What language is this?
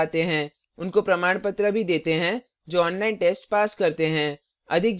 Hindi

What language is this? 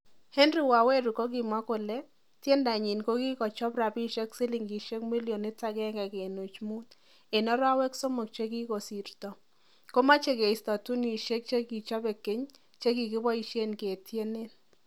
Kalenjin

